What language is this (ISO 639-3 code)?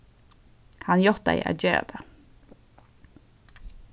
fao